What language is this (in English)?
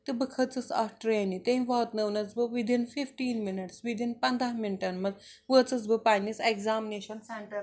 Kashmiri